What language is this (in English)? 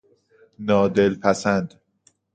Persian